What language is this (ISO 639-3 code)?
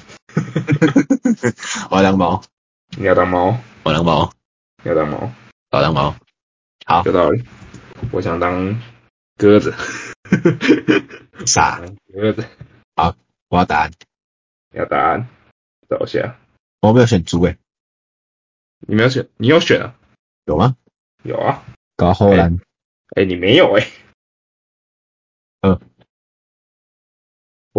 zho